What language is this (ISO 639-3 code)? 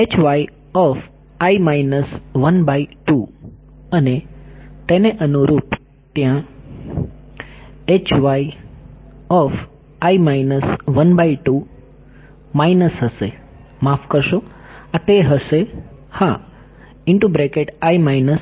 guj